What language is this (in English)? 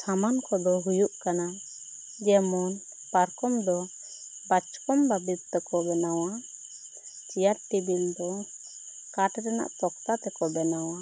Santali